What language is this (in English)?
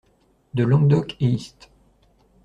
French